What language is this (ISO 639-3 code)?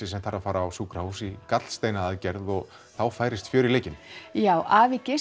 isl